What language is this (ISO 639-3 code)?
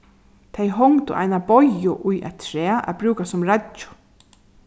fao